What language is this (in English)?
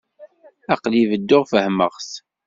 Kabyle